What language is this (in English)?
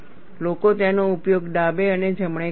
Gujarati